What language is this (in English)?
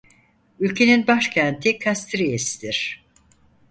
Turkish